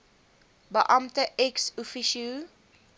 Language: Afrikaans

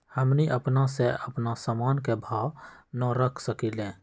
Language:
Magahi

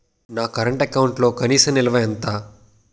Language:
Telugu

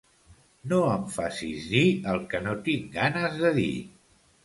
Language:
Catalan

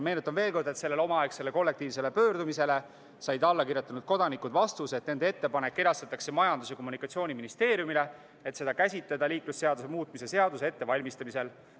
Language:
Estonian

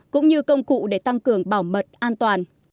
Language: Vietnamese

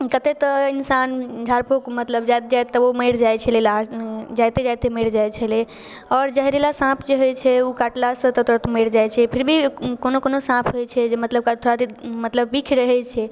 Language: Maithili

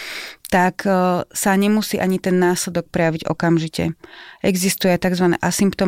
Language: Slovak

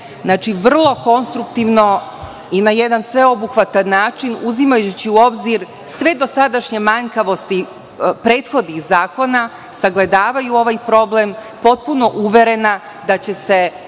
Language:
Serbian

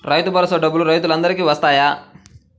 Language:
Telugu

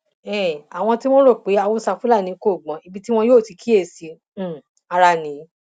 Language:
Yoruba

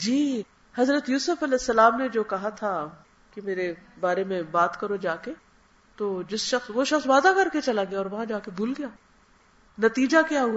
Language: Urdu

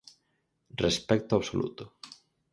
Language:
Galician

